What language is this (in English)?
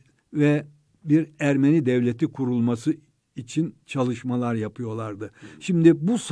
Turkish